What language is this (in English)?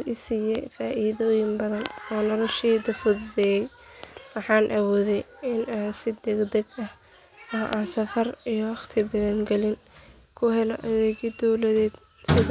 Somali